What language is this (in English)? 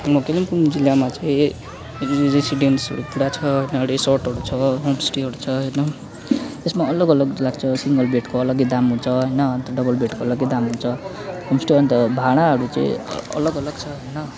Nepali